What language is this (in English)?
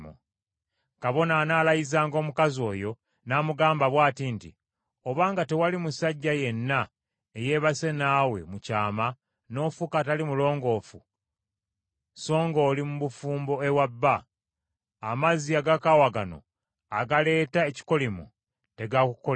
Ganda